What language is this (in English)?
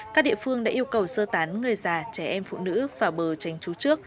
Vietnamese